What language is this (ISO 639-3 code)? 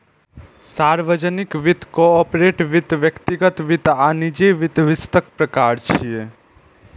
mai